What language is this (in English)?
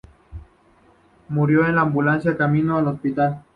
Spanish